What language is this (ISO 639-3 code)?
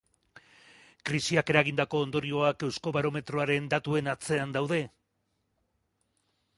eus